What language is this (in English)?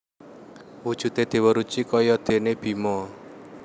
Javanese